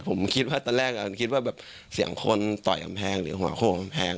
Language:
Thai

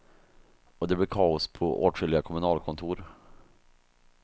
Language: Swedish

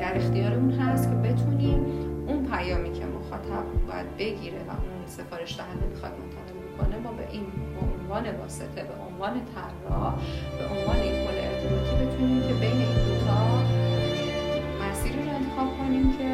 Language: Persian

